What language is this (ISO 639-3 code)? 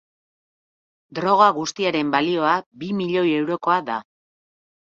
eus